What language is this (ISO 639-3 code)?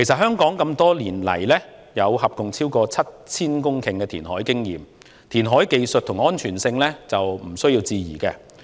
yue